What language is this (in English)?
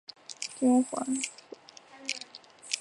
Chinese